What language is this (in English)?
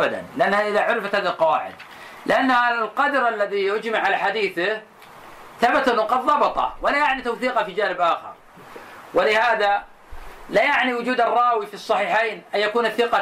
Arabic